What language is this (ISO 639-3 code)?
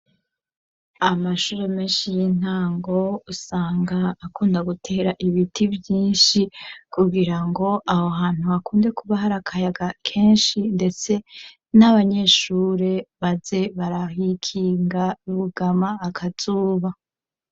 run